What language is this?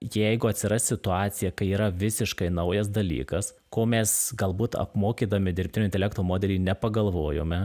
Lithuanian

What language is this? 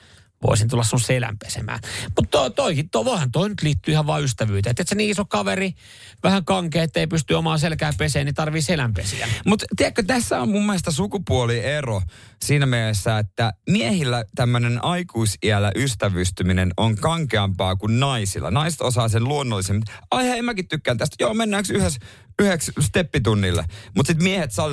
Finnish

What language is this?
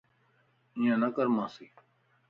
Lasi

